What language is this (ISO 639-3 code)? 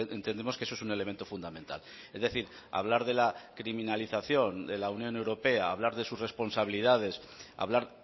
spa